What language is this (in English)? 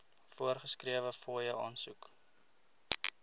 Afrikaans